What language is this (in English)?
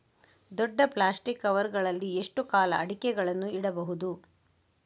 Kannada